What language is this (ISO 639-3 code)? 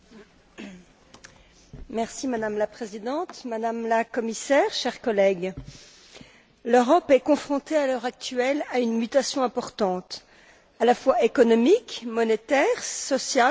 fra